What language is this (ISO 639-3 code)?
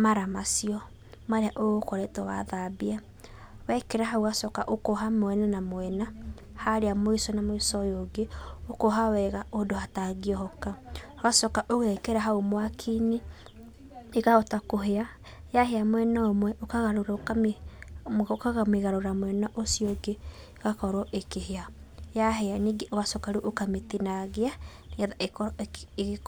kik